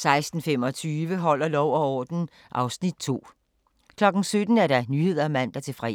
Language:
Danish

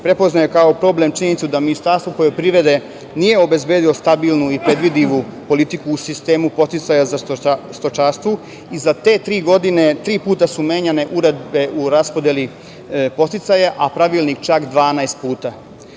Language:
Serbian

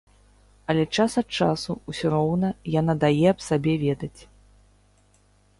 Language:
Belarusian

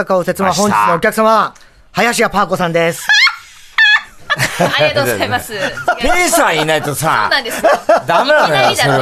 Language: Japanese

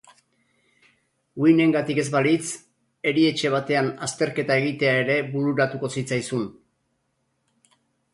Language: Basque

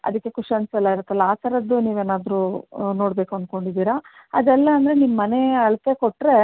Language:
Kannada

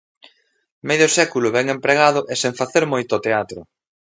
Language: Galician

